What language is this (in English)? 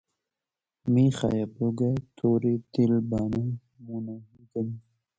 Hazaragi